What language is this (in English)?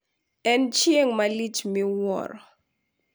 Luo (Kenya and Tanzania)